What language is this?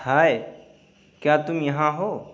Urdu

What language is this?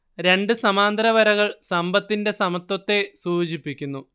Malayalam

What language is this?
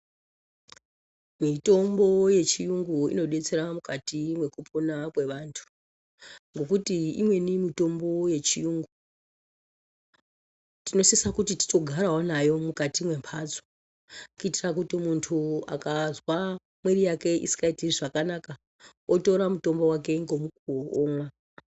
Ndau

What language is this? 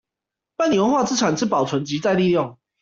Chinese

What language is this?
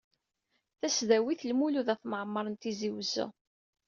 Kabyle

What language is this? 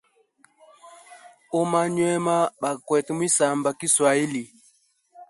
Hemba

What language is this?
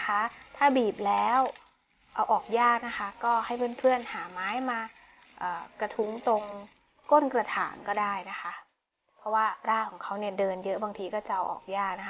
Thai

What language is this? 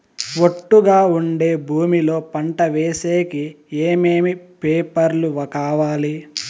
Telugu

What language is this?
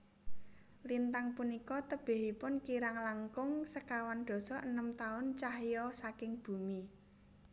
Javanese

